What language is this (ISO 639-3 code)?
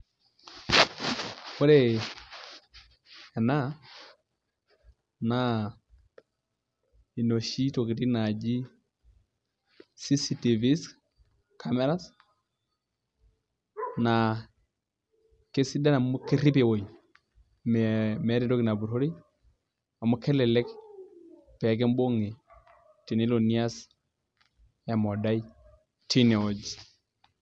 mas